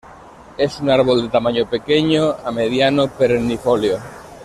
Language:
Spanish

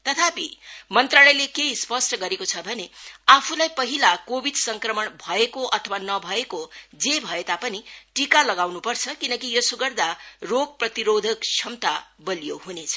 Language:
Nepali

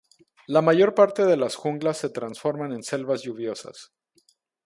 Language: Spanish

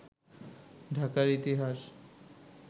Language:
Bangla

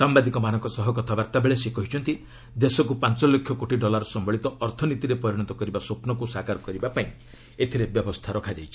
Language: Odia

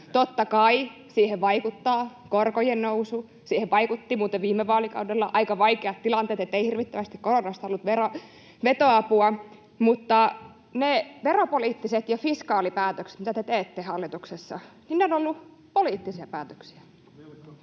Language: Finnish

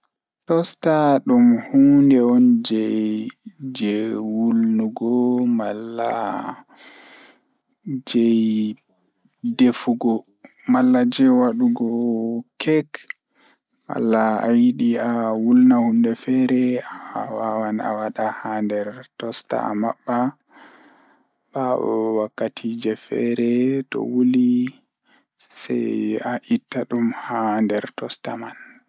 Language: Fula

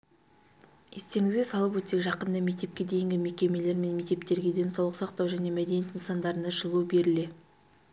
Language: Kazakh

